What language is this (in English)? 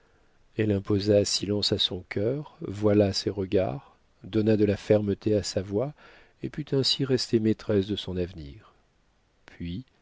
French